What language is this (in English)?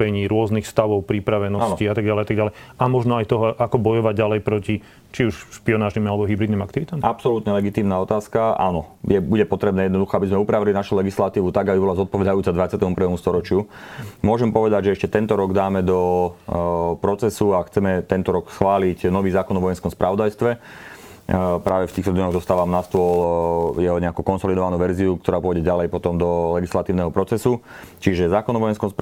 Slovak